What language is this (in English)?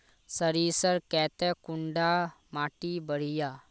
Magahi